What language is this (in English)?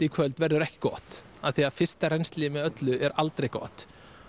Icelandic